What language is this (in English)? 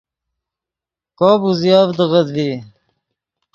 Yidgha